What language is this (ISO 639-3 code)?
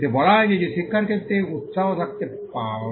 ben